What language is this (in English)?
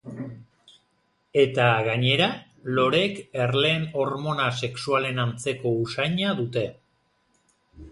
Basque